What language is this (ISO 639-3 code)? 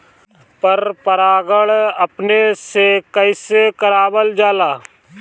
bho